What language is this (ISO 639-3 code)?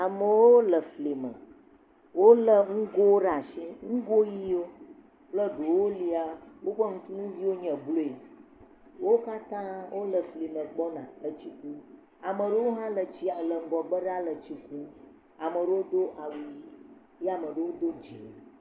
ewe